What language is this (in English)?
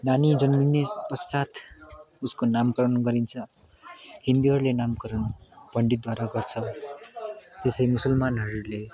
Nepali